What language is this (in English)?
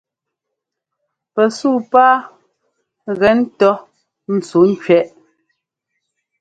Ngomba